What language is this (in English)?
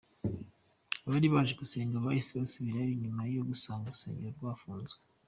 Kinyarwanda